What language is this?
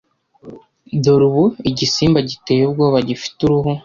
Kinyarwanda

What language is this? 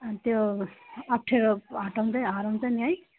Nepali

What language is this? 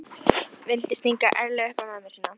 Icelandic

